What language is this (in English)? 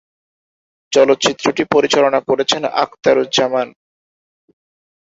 Bangla